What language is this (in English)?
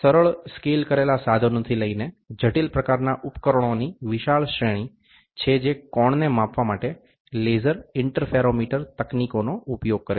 Gujarati